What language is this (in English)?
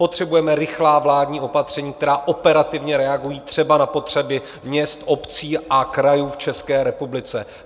Czech